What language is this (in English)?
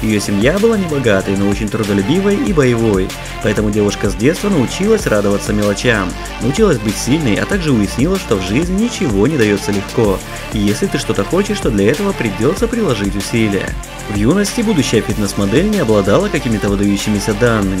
Russian